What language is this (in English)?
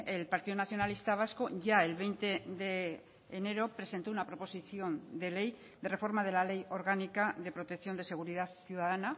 Spanish